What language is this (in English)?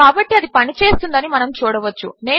Telugu